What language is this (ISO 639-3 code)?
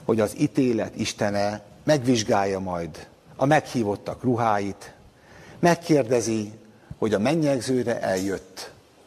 hun